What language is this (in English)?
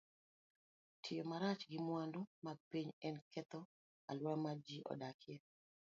Luo (Kenya and Tanzania)